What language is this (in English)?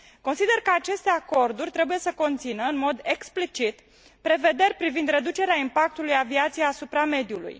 Romanian